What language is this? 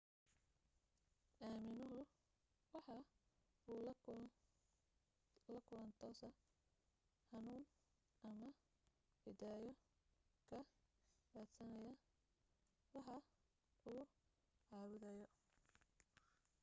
Somali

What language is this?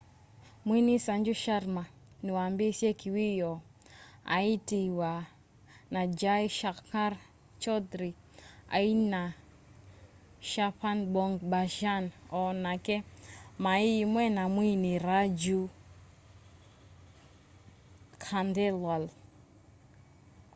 Kamba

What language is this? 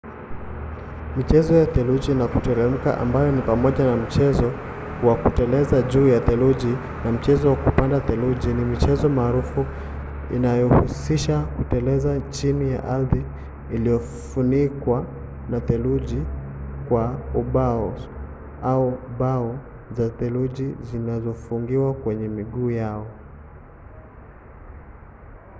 Swahili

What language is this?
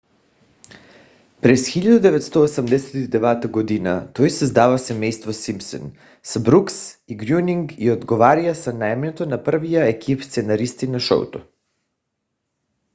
Bulgarian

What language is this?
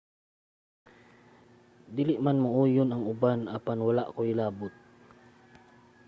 Cebuano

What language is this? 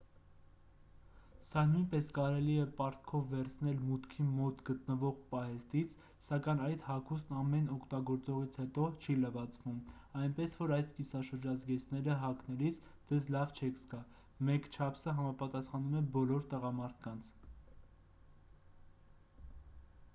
Armenian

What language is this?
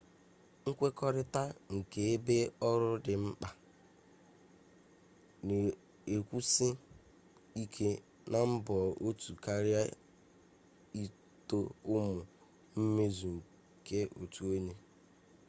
Igbo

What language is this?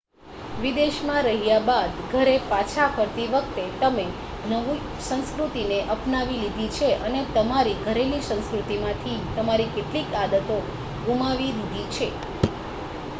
Gujarati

